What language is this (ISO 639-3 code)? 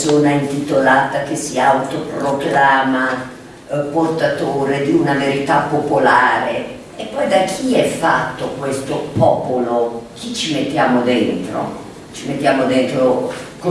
ita